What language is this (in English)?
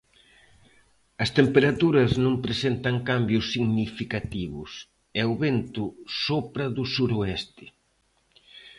Galician